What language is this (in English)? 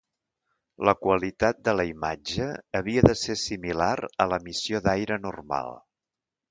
Catalan